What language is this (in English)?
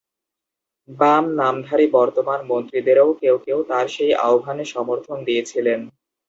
Bangla